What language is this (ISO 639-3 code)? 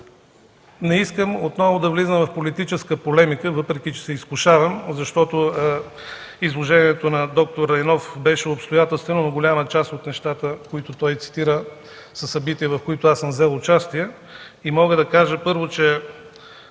bul